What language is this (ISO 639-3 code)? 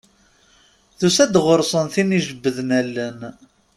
kab